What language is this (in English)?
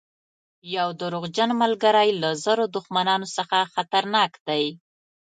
Pashto